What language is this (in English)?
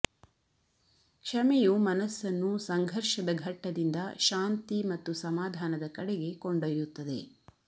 Kannada